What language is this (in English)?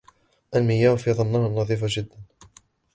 Arabic